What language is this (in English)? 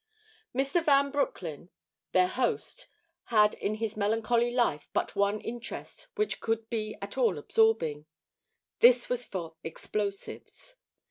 English